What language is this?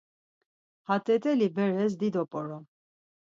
Laz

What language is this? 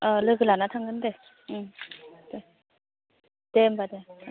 Bodo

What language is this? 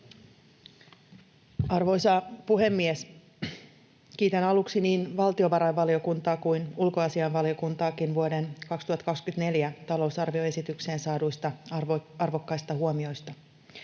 Finnish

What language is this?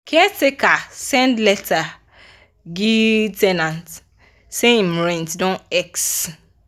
Nigerian Pidgin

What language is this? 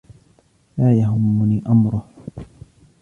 Arabic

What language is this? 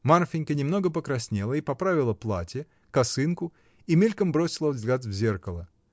Russian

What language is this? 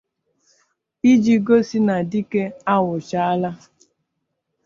Igbo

